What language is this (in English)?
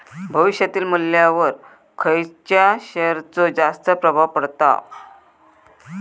Marathi